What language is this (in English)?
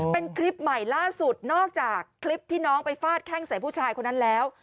Thai